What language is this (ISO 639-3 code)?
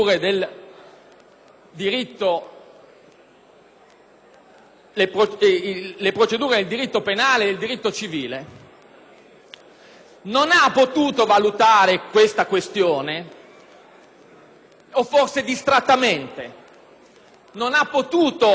ita